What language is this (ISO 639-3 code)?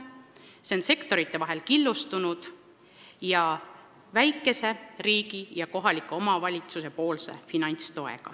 est